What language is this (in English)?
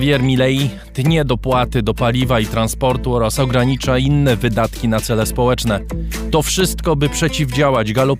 Polish